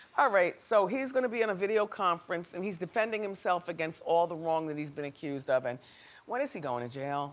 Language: English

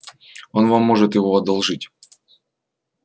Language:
Russian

